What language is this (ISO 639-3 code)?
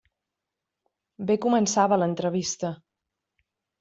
cat